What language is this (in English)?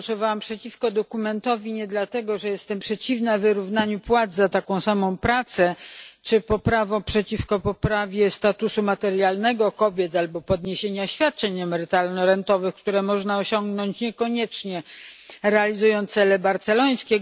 Polish